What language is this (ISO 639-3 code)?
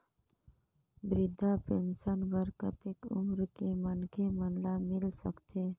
hne